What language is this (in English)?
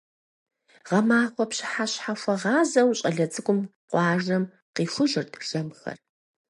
Kabardian